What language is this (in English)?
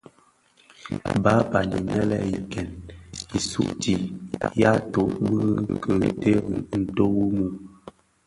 Bafia